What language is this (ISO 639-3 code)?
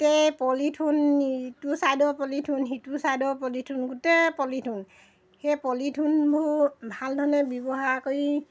asm